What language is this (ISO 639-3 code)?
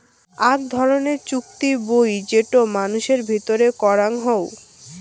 ben